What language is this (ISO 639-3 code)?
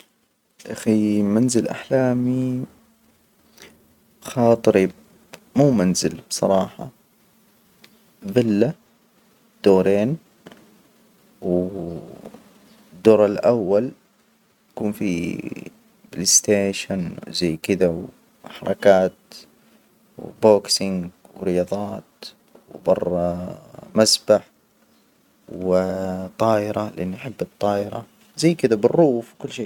acw